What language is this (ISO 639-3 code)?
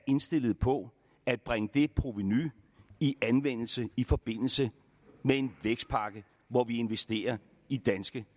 dan